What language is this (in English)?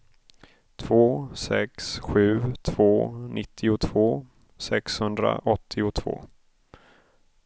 Swedish